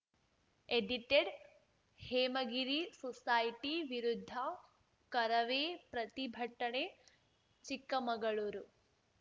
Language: Kannada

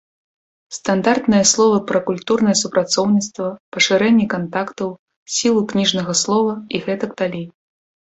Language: Belarusian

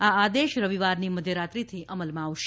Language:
Gujarati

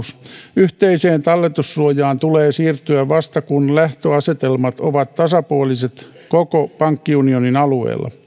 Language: Finnish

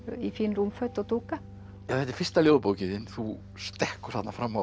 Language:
Icelandic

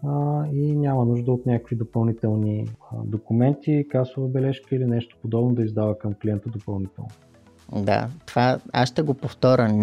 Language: Bulgarian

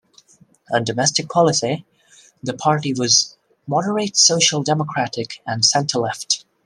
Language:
English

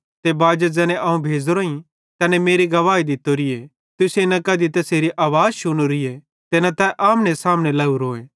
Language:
Bhadrawahi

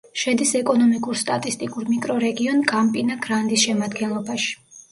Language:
Georgian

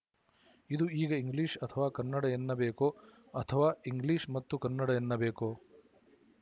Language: Kannada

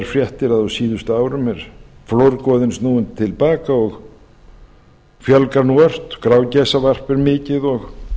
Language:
Icelandic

